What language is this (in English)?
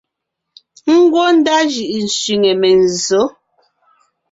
Ngiemboon